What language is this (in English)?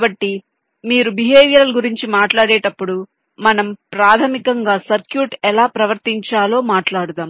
Telugu